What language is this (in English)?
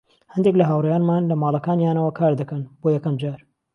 Central Kurdish